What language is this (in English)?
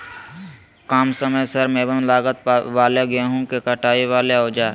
Magahi